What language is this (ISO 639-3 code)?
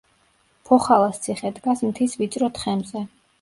kat